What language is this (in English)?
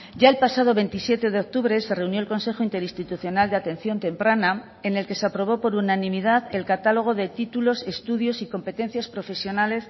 Spanish